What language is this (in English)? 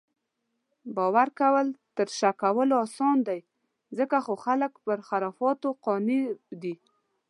Pashto